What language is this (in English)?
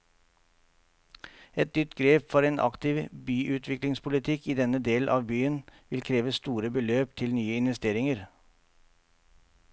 Norwegian